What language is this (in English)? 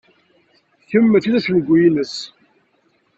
Kabyle